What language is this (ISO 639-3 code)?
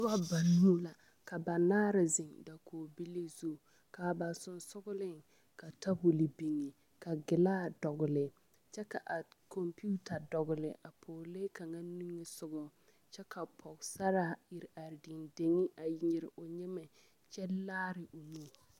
dga